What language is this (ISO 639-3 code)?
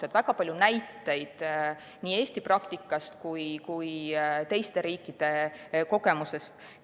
est